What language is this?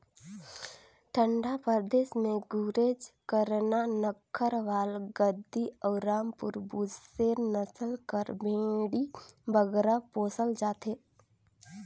Chhattisgarhi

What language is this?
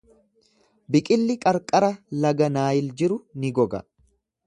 Oromo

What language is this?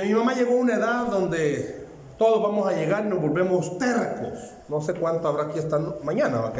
Spanish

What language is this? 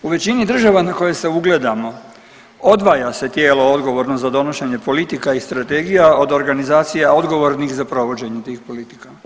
Croatian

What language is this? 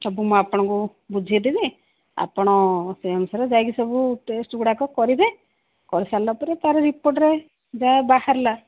Odia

